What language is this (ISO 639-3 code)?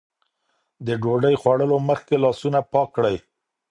pus